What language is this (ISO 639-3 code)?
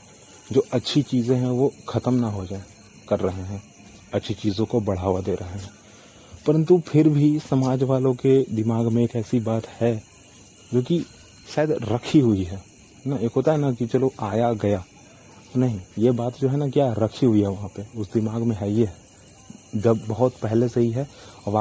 hin